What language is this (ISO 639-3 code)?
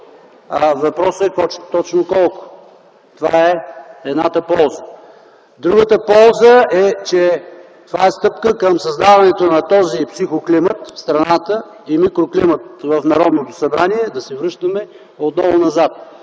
bul